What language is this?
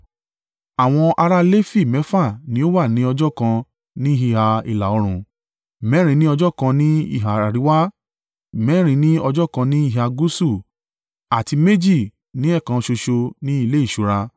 Yoruba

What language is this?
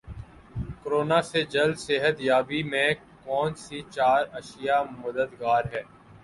Urdu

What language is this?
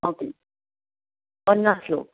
Konkani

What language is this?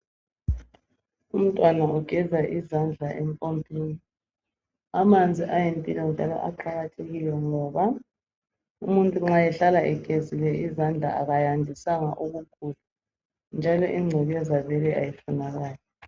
North Ndebele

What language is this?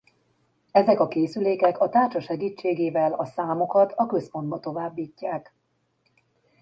Hungarian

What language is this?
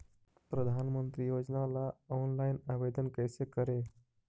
Magahi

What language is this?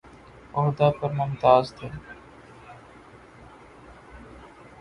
Urdu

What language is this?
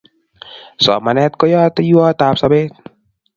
Kalenjin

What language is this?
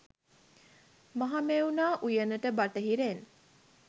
Sinhala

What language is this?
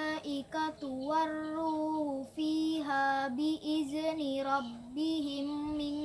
Indonesian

